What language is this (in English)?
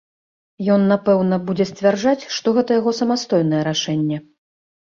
Belarusian